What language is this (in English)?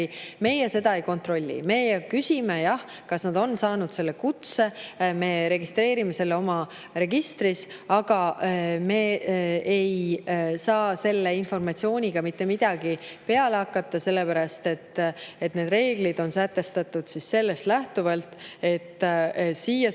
Estonian